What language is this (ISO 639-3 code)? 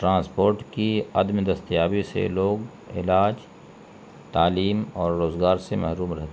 urd